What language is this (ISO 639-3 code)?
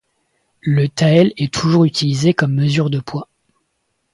fra